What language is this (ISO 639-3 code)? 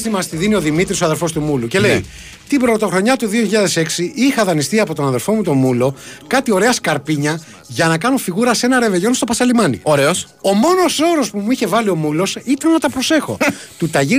ell